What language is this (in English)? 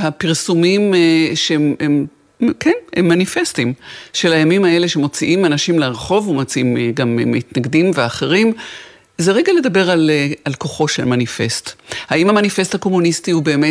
Hebrew